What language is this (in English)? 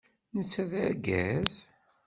Kabyle